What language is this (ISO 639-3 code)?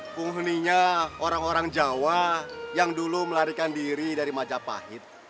ind